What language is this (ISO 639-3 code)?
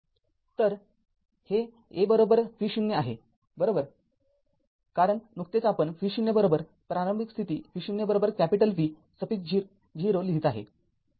mar